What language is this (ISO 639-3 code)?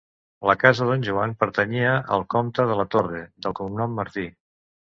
cat